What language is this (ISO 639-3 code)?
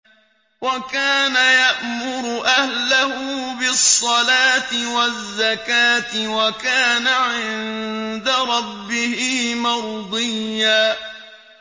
ara